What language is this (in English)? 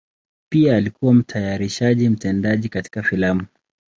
Swahili